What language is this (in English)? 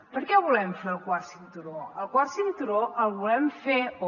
Catalan